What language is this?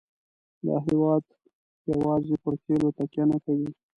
Pashto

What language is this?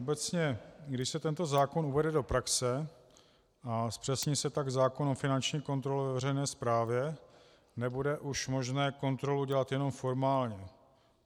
Czech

